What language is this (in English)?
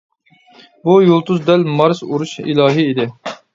Uyghur